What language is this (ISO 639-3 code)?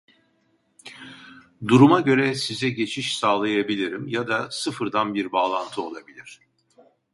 tur